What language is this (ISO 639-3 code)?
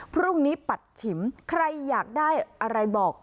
tha